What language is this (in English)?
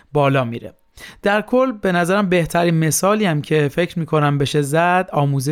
Persian